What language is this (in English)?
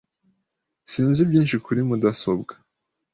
Kinyarwanda